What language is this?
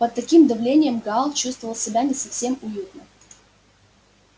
Russian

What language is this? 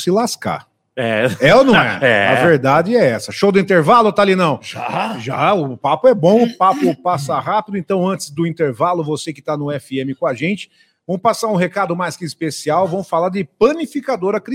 Portuguese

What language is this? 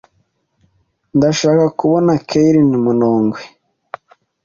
Kinyarwanda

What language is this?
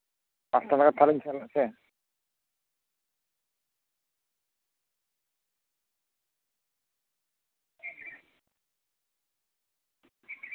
Santali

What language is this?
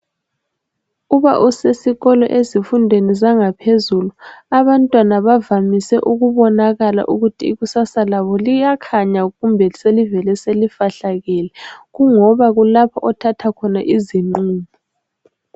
North Ndebele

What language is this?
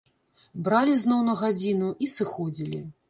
Belarusian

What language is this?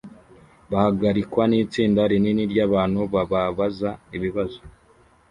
Kinyarwanda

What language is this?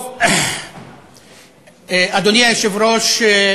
Hebrew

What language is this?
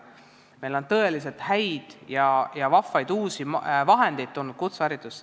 Estonian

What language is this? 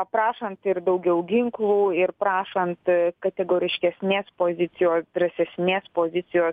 Lithuanian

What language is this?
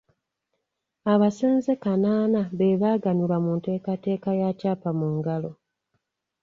Ganda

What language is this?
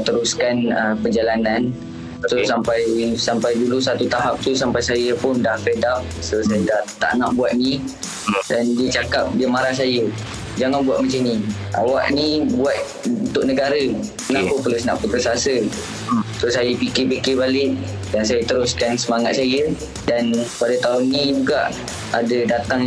Malay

